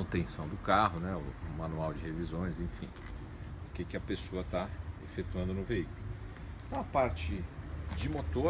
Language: Portuguese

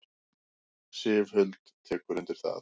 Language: Icelandic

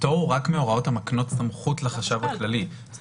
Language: Hebrew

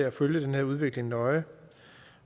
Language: Danish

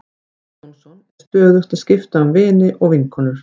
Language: Icelandic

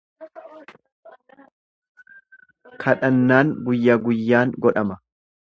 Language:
Oromo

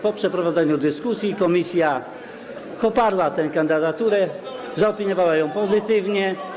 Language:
Polish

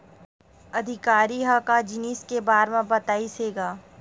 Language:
Chhattisgarhi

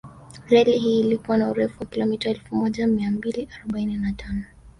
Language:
Swahili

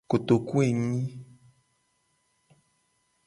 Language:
Gen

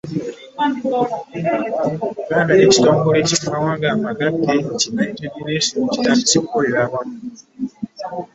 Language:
Ganda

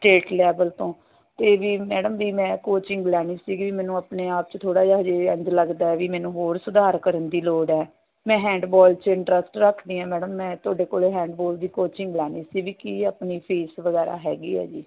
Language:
Punjabi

